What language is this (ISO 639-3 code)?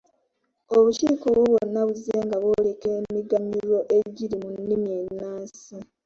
lug